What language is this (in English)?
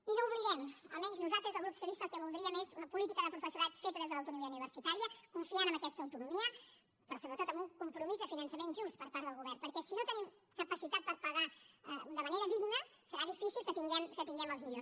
Catalan